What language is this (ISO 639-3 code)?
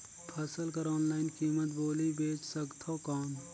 hne